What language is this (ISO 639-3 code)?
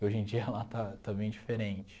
por